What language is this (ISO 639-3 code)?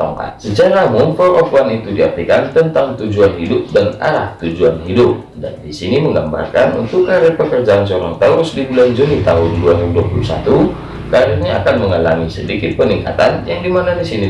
ind